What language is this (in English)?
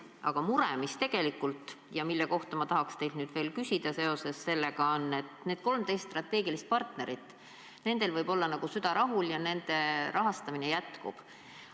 Estonian